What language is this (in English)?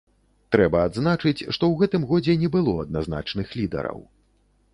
Belarusian